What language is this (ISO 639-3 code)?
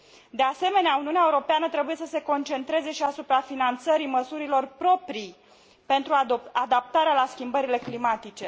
ron